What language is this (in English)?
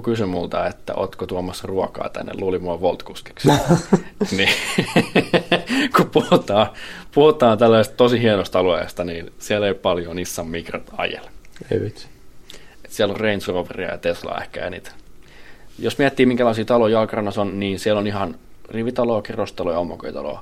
Finnish